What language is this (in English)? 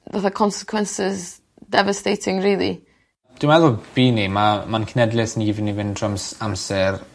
Welsh